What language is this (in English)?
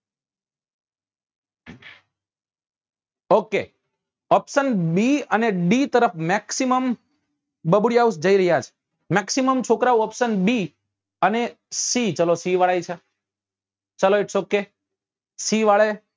Gujarati